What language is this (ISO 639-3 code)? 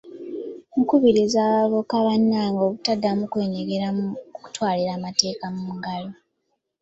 lug